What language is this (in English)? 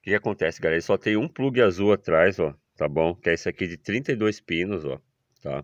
Portuguese